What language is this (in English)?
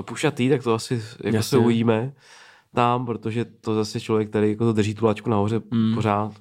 Czech